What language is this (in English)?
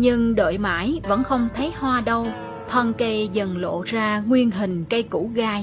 Vietnamese